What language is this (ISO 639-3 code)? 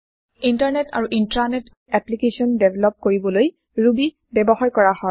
asm